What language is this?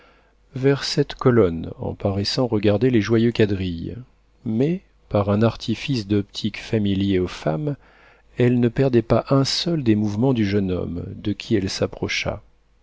French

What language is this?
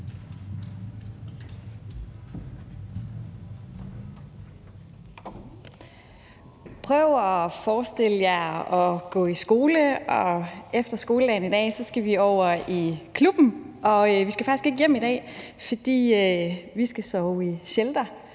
Danish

